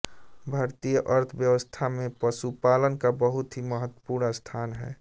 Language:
Hindi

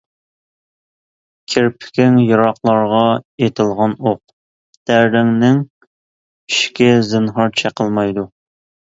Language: Uyghur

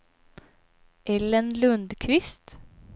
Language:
Swedish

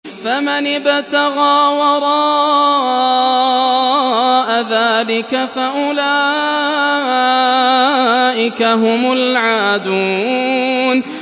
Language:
Arabic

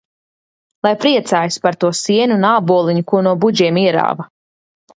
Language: Latvian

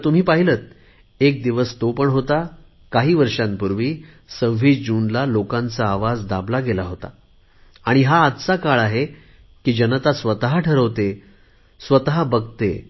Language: Marathi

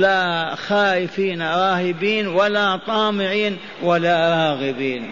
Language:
Arabic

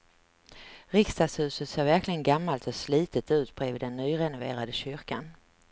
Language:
Swedish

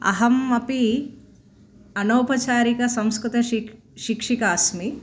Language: Sanskrit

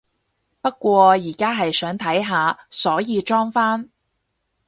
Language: Cantonese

